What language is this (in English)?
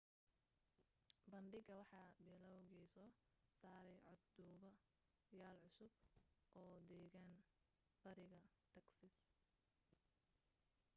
Somali